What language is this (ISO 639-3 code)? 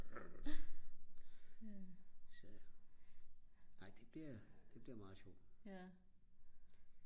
dan